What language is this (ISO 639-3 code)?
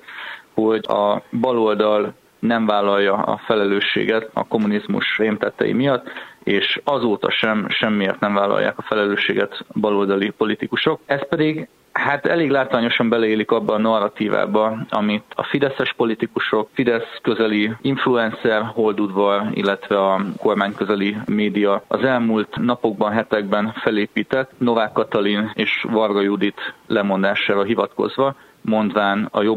hun